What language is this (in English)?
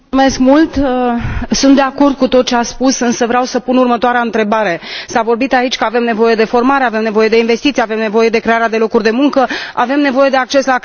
Romanian